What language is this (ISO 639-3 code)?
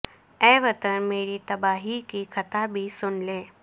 urd